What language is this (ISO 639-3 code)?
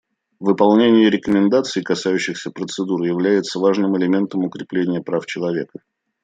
rus